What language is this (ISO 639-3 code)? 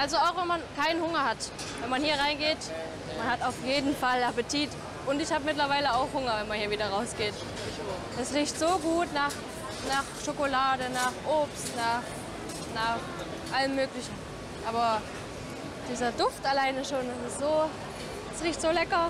deu